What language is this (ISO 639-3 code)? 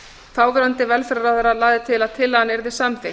isl